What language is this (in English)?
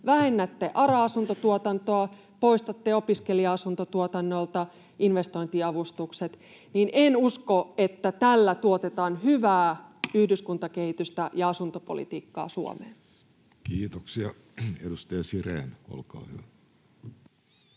Finnish